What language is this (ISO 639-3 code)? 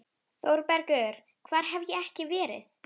isl